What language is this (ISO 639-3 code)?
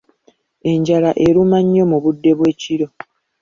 lug